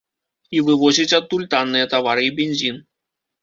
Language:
Belarusian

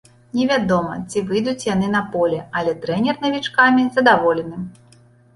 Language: Belarusian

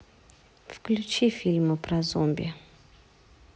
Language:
Russian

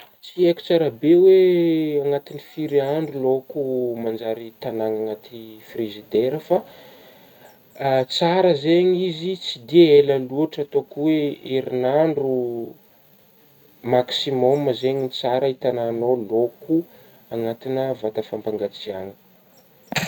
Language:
Northern Betsimisaraka Malagasy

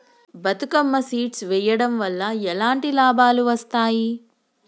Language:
Telugu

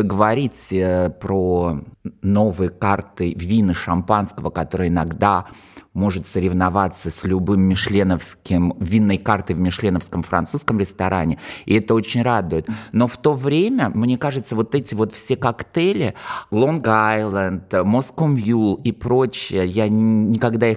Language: Russian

